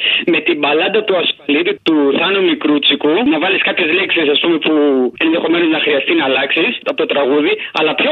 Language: Greek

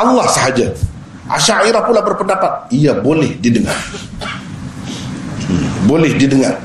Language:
Malay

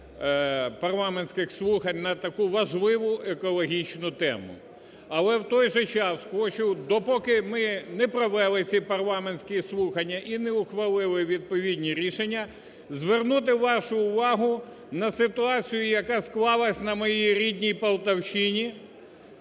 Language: Ukrainian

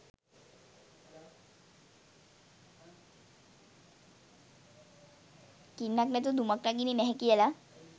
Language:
Sinhala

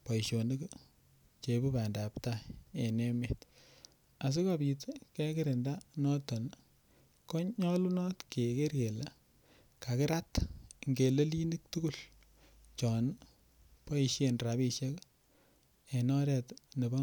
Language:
Kalenjin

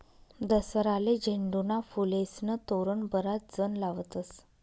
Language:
Marathi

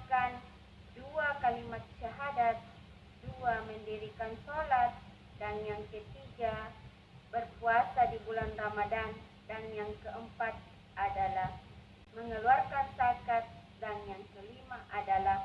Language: Indonesian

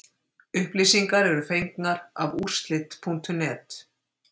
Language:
Icelandic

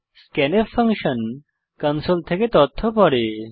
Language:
Bangla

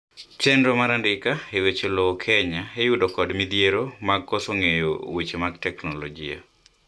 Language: Luo (Kenya and Tanzania)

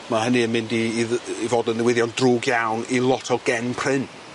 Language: Welsh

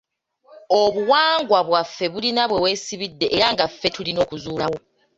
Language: Ganda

